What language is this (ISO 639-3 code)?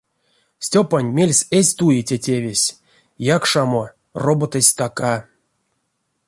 myv